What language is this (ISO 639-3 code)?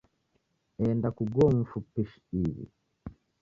dav